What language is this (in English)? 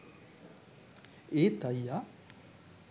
Sinhala